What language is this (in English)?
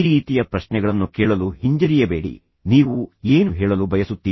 Kannada